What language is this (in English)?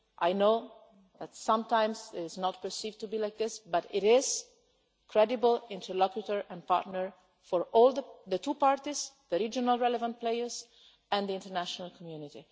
English